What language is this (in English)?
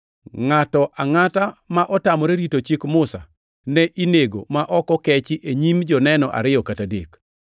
Luo (Kenya and Tanzania)